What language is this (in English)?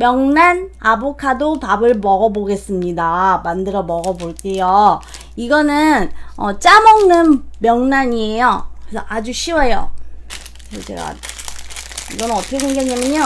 Korean